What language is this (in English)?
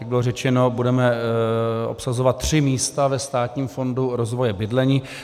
Czech